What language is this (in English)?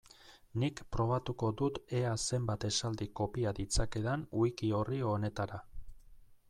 Basque